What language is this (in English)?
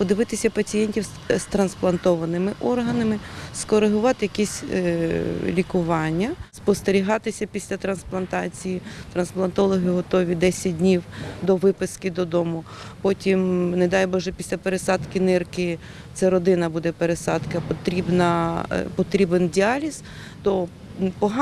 Ukrainian